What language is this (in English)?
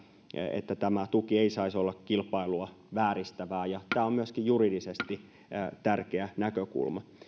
Finnish